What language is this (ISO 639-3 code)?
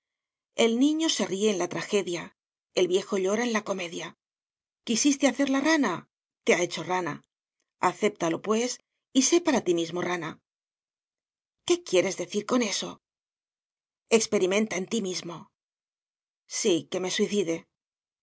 spa